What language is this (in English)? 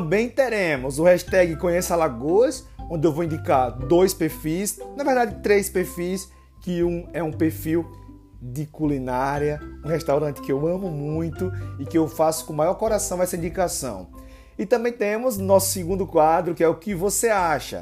Portuguese